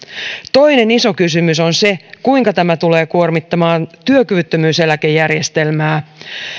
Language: Finnish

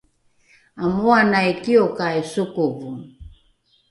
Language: Rukai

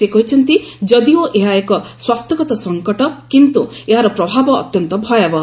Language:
Odia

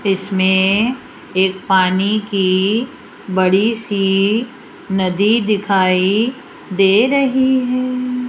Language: Hindi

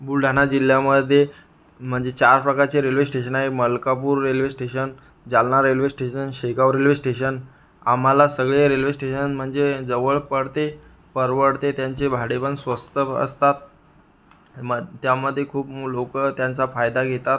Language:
Marathi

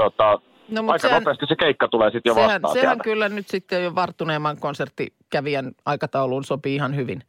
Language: Finnish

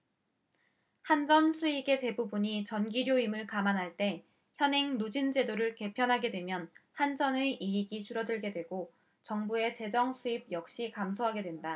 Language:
Korean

